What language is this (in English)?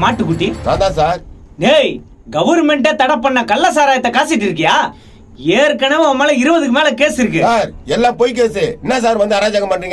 Tamil